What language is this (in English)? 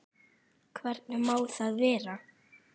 Icelandic